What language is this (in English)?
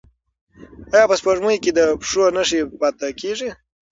Pashto